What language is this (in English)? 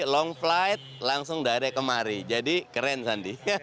Indonesian